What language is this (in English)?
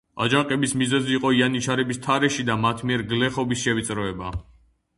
Georgian